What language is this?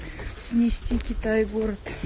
Russian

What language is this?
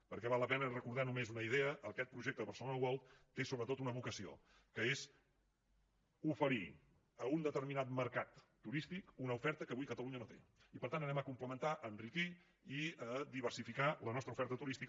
Catalan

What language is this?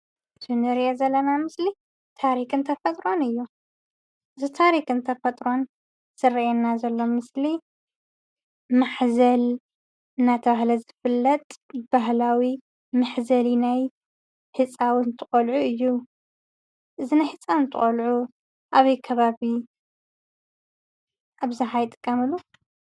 Tigrinya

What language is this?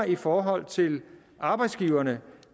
Danish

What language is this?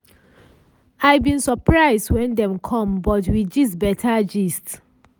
Nigerian Pidgin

